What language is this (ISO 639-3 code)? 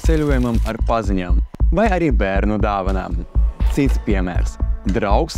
lav